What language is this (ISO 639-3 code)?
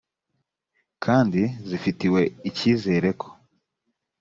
kin